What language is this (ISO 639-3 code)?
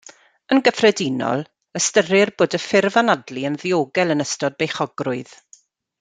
cym